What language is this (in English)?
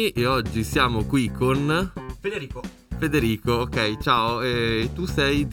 Italian